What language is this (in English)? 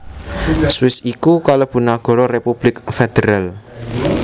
Javanese